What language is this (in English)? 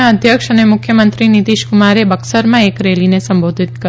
Gujarati